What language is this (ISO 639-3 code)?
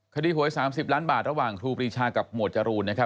tha